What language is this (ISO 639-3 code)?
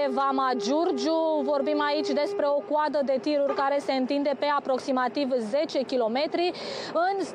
ron